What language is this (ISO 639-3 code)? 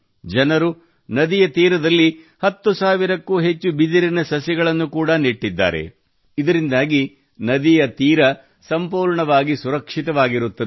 kan